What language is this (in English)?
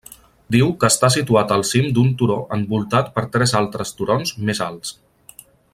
Catalan